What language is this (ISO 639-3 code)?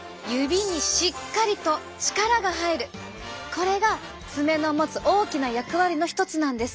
jpn